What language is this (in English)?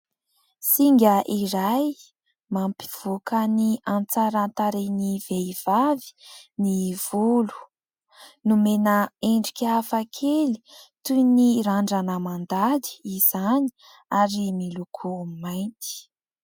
Malagasy